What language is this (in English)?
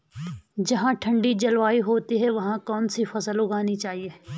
Hindi